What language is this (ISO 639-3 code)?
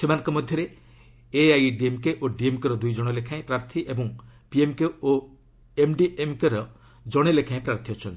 ori